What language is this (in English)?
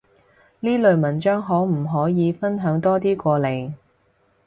Cantonese